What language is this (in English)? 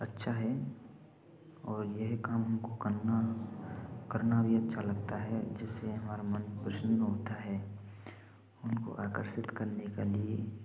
Hindi